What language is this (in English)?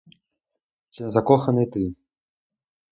Ukrainian